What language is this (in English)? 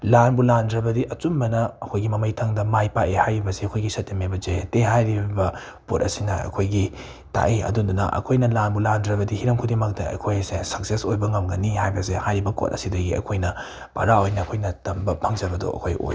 Manipuri